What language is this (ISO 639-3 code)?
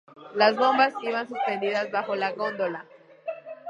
spa